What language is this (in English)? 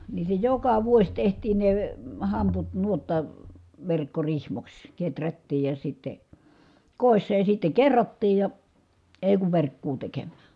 Finnish